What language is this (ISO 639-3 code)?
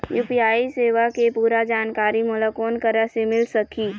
hne